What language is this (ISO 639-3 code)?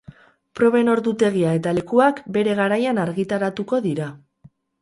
eus